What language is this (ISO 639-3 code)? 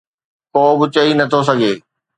snd